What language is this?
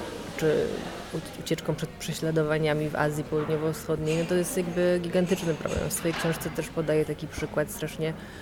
Polish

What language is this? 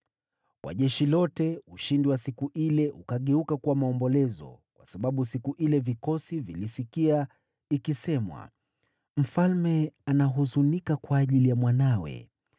Swahili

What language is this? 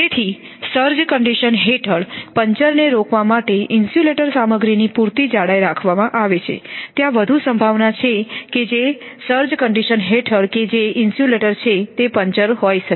Gujarati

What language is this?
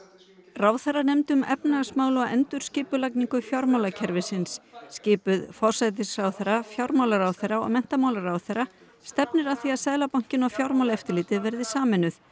Icelandic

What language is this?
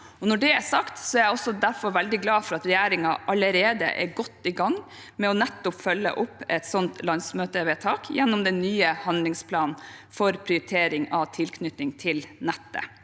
Norwegian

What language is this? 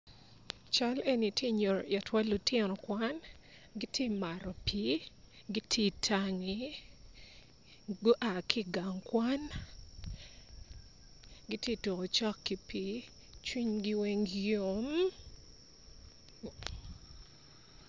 Acoli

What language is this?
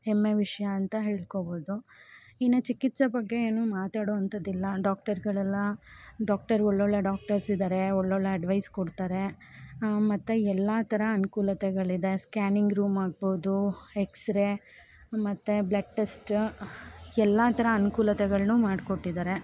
Kannada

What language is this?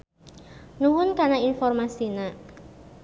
Sundanese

